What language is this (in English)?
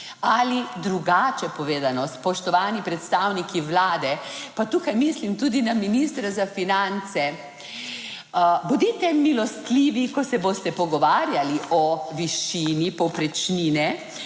Slovenian